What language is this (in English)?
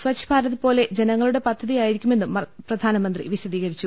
Malayalam